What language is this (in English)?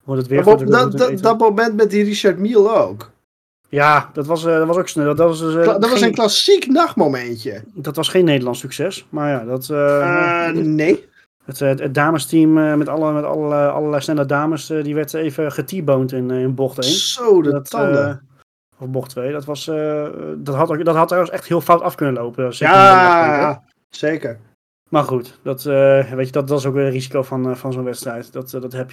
Dutch